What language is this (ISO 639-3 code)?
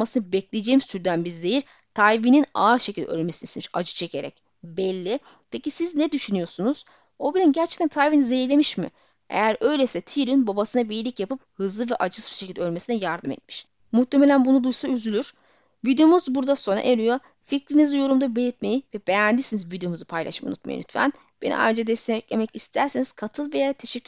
tur